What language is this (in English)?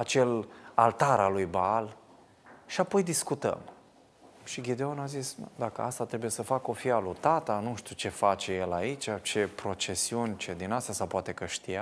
Romanian